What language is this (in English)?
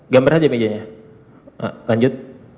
Indonesian